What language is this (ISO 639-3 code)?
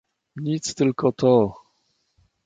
pol